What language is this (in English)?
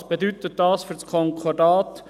Swiss German